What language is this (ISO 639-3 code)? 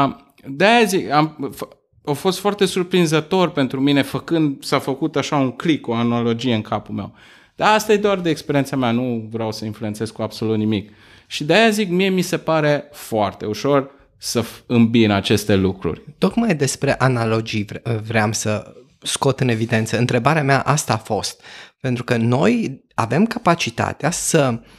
ron